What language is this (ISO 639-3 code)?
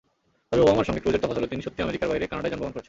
ben